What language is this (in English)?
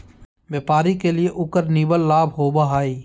Magahi